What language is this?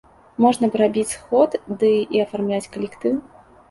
Belarusian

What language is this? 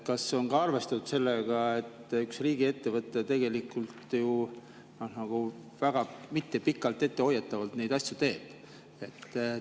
Estonian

